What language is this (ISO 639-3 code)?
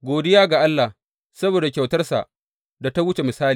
hau